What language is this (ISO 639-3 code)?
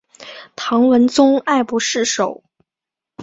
zho